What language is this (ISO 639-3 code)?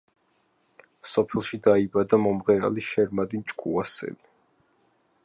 kat